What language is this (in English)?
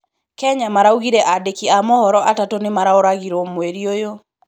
Kikuyu